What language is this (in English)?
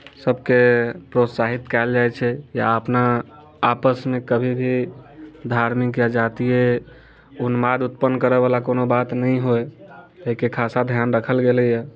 Maithili